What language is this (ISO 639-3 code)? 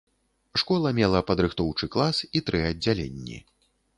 bel